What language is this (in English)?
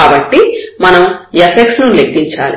Telugu